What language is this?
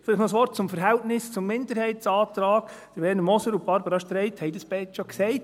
Swiss German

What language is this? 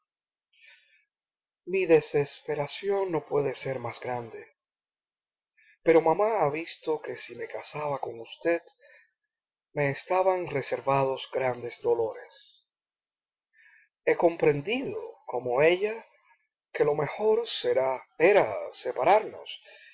Spanish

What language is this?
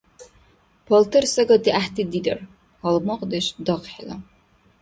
Dargwa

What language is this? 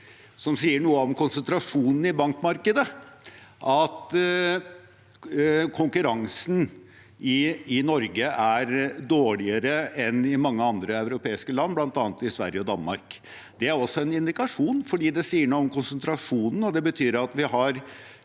Norwegian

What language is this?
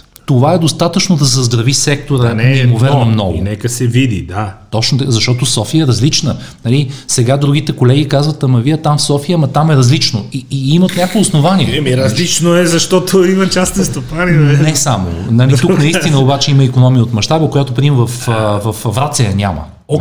Bulgarian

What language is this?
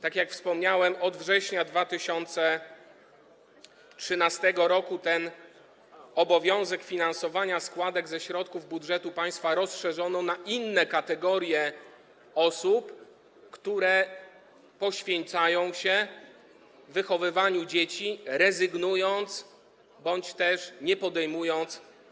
Polish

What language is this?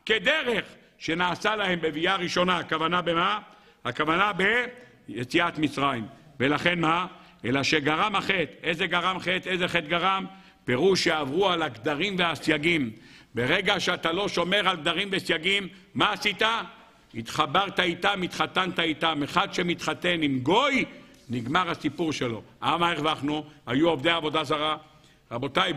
Hebrew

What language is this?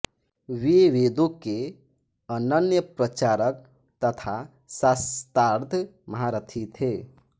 Hindi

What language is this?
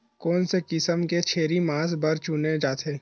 Chhattisgarhi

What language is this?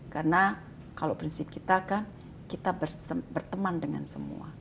Indonesian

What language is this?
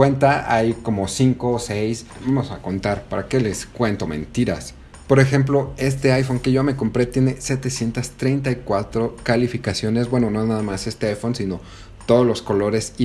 Spanish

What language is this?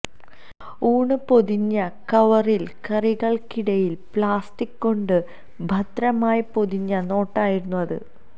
Malayalam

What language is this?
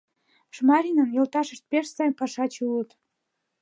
Mari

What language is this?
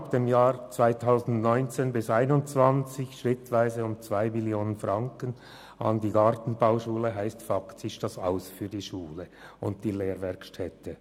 Swiss German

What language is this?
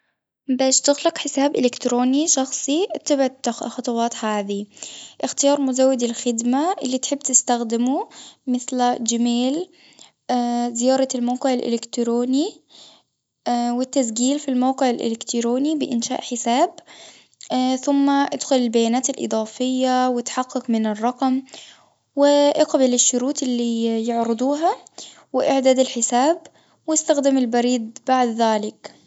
Tunisian Arabic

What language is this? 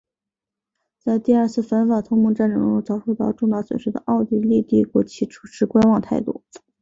Chinese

